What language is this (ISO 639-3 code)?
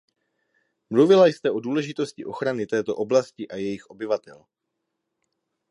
ces